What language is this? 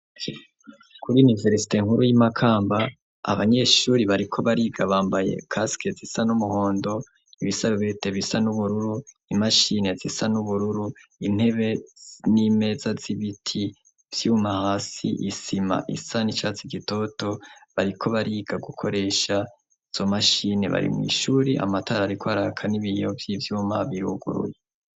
Rundi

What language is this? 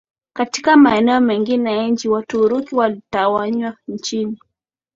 Swahili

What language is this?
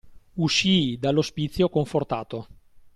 Italian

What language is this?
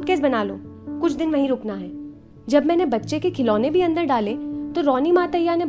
Hindi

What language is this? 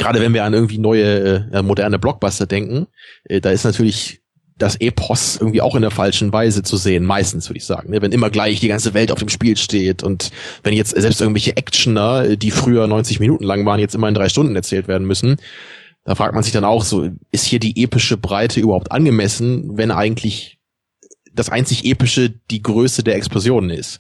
German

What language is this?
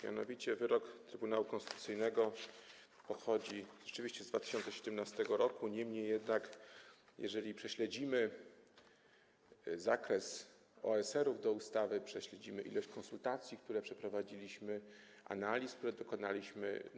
Polish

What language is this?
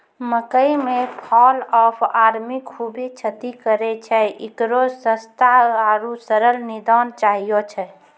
Maithili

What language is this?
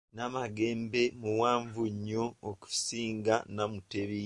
Ganda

